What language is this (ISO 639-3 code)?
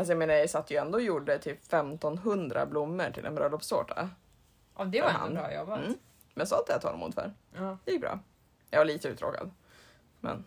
swe